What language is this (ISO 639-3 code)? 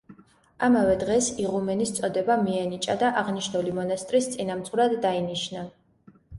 kat